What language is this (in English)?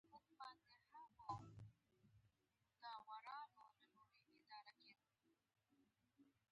Pashto